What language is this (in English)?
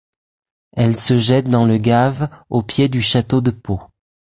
French